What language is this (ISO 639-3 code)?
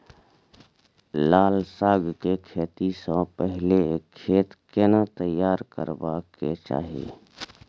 mai